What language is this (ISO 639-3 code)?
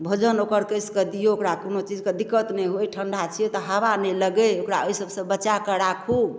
mai